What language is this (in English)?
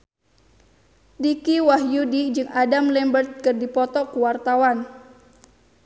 Sundanese